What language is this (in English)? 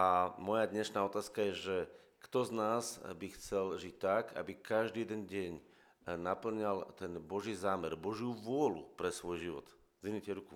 Slovak